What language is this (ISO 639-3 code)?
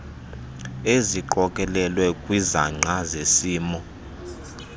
xho